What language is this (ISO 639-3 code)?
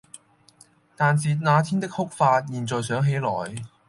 yue